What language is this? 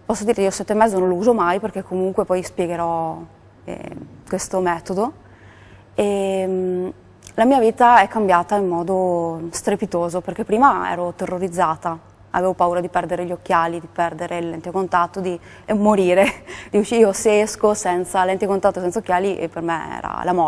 Italian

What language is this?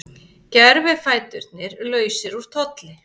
Icelandic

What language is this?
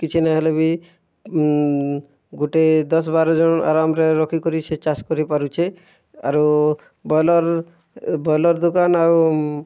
Odia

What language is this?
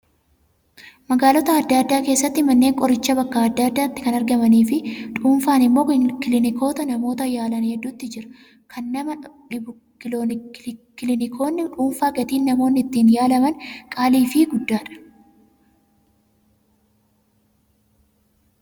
Oromo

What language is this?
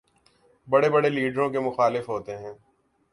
Urdu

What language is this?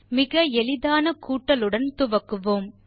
Tamil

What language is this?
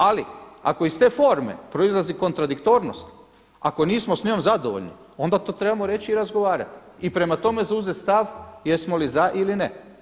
Croatian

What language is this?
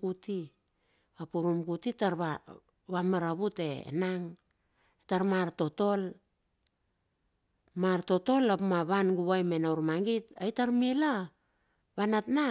Bilur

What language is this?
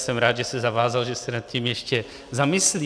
Czech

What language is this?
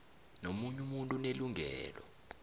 South Ndebele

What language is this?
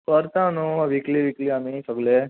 Konkani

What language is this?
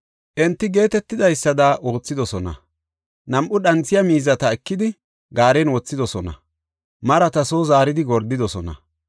Gofa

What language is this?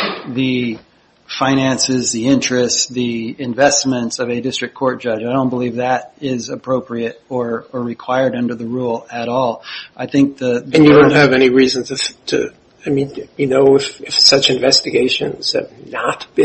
English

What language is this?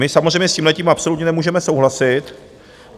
Czech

